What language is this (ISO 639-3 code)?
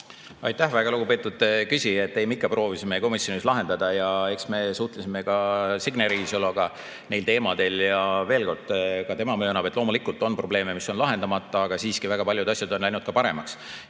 est